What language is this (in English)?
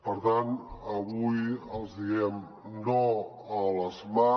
Catalan